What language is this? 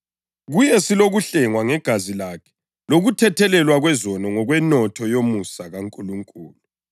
North Ndebele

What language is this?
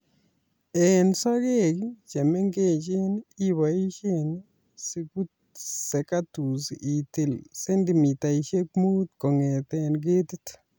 Kalenjin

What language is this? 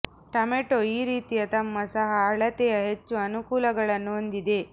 Kannada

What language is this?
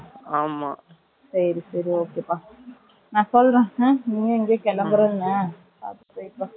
Tamil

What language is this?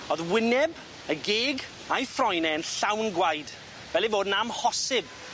Welsh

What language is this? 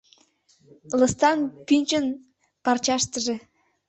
Mari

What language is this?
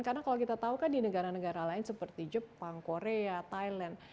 Indonesian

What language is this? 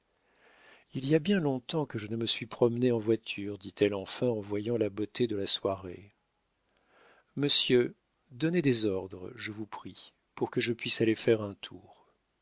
French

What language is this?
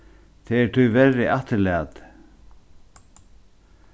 Faroese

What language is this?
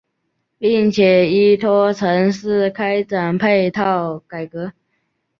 Chinese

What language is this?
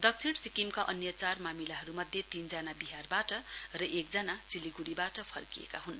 Nepali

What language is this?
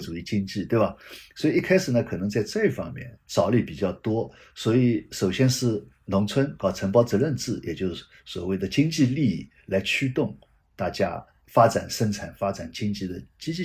Chinese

